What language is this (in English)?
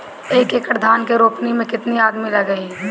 Bhojpuri